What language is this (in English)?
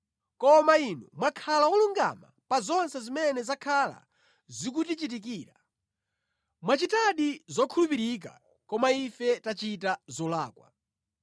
Nyanja